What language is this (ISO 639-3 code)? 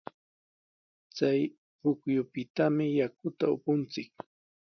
qws